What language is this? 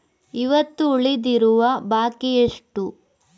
Kannada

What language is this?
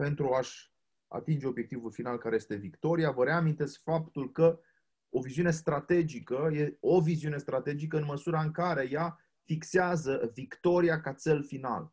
Romanian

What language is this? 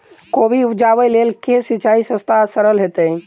Maithili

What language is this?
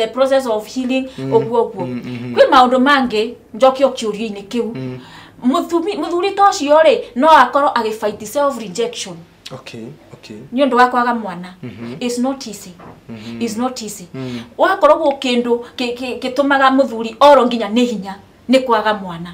Italian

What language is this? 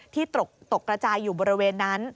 Thai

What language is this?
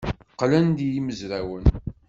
Kabyle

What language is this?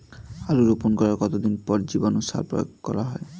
Bangla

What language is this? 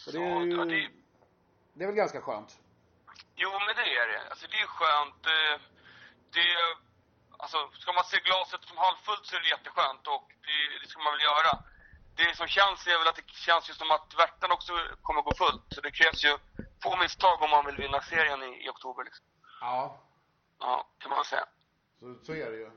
Swedish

